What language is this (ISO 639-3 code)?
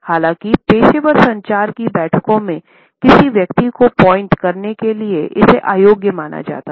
hin